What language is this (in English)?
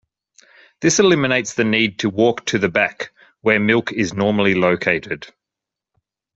English